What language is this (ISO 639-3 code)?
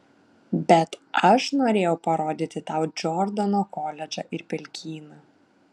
lit